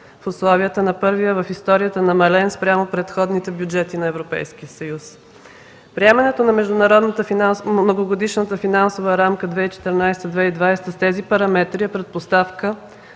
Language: Bulgarian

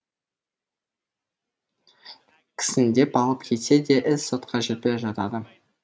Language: Kazakh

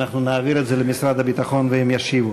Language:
Hebrew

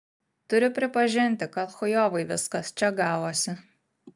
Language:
Lithuanian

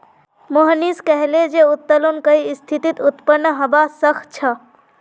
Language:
Magahi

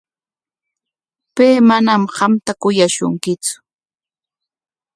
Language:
Corongo Ancash Quechua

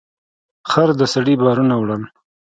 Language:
Pashto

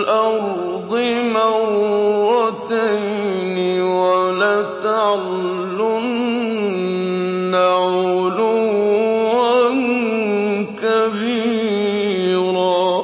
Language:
Arabic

